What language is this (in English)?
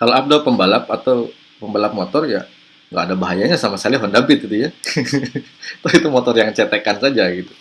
Indonesian